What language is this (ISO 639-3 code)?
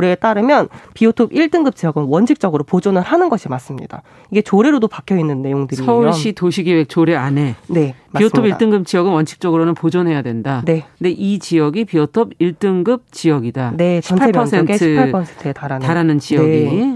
kor